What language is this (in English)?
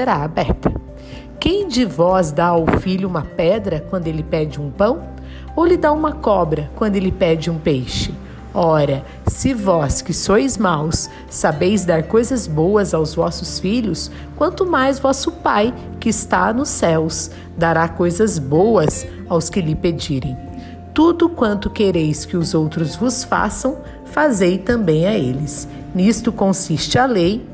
Portuguese